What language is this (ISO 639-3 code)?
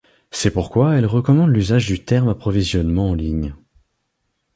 fra